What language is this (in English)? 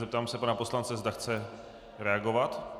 Czech